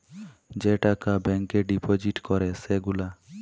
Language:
Bangla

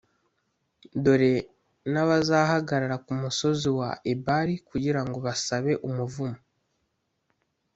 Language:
Kinyarwanda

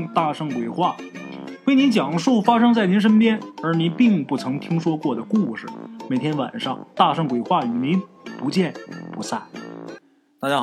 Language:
Chinese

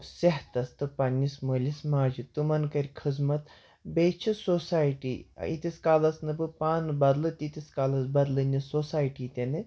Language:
Kashmiri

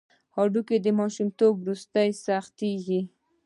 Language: Pashto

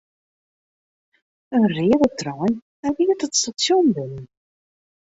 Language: Western Frisian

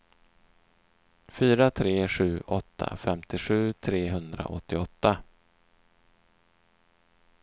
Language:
Swedish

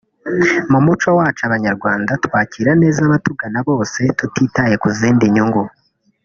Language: Kinyarwanda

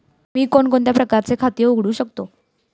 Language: Marathi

